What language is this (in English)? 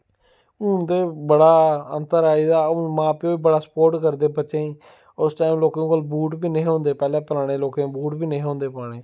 Dogri